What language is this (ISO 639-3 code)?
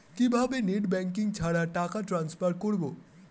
ben